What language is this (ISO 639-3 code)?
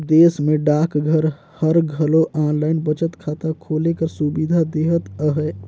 hne